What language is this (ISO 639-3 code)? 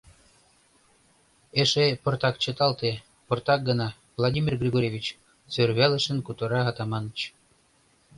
chm